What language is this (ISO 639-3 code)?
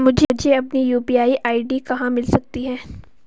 hin